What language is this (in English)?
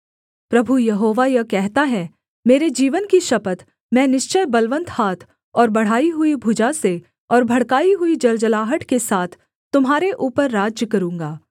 Hindi